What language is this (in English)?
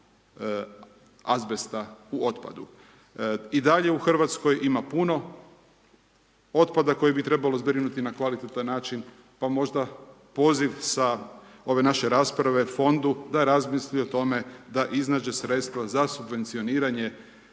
Croatian